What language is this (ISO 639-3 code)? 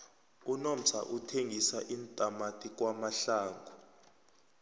nbl